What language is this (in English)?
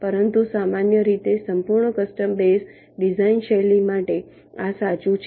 Gujarati